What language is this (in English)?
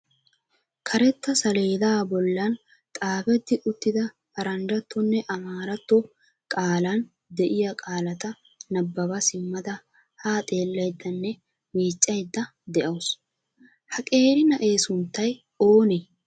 Wolaytta